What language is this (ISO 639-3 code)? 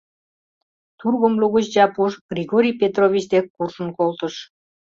chm